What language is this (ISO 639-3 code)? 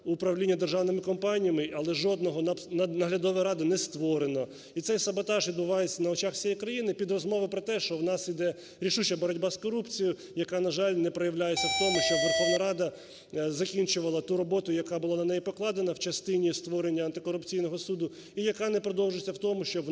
ukr